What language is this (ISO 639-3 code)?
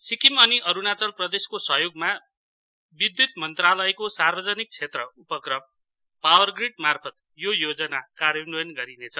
nep